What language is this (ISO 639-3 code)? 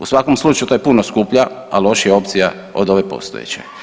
hrv